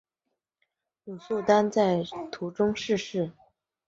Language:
Chinese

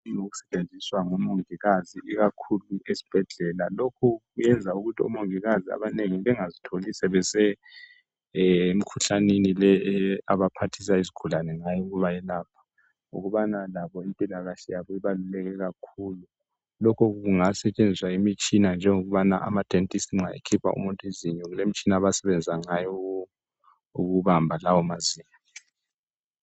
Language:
North Ndebele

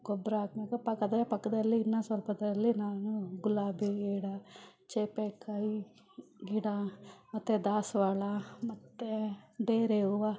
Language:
Kannada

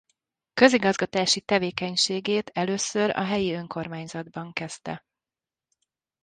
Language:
Hungarian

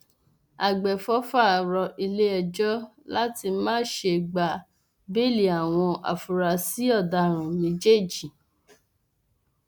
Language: Yoruba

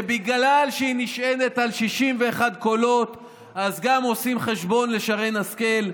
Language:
Hebrew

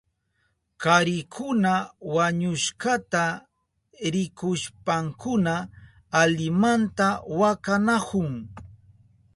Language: Southern Pastaza Quechua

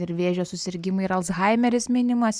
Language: Lithuanian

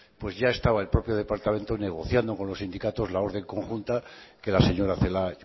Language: Spanish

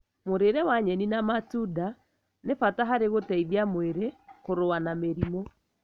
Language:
Kikuyu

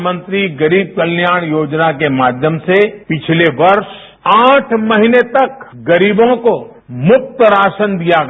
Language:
Hindi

